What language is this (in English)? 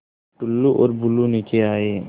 Hindi